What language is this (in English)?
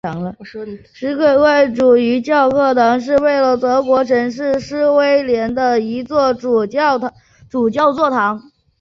Chinese